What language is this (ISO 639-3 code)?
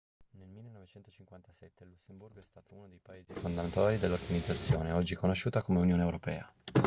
ita